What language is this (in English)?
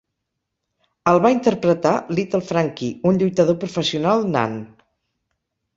Catalan